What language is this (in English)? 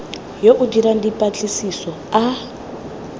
Tswana